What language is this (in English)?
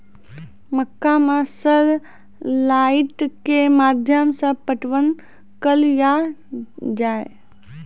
Maithili